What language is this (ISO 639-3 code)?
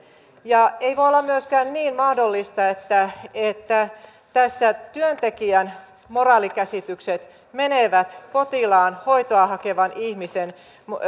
fin